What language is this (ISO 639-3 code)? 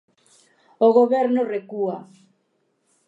glg